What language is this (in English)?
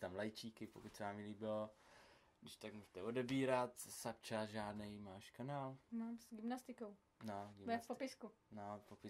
Czech